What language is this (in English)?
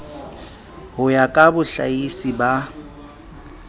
Southern Sotho